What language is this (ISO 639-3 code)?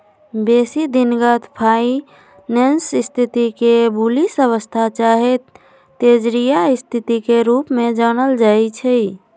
mag